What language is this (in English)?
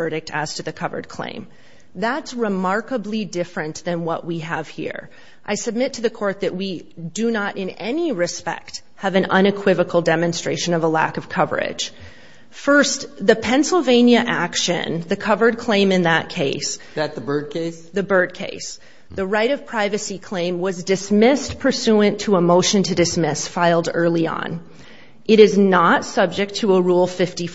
English